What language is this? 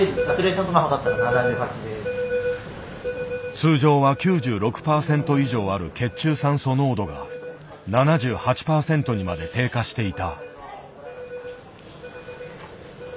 Japanese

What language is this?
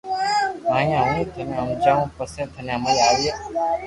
Loarki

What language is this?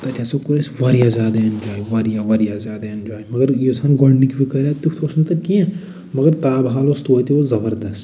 Kashmiri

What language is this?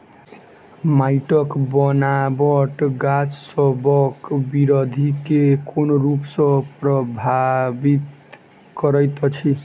Maithili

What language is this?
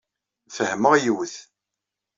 Kabyle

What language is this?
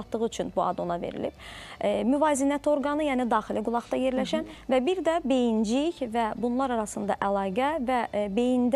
Turkish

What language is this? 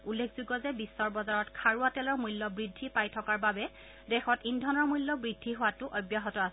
Assamese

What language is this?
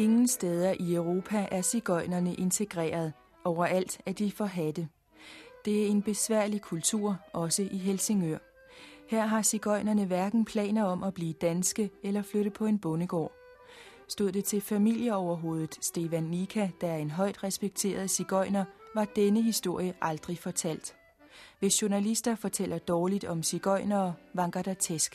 Danish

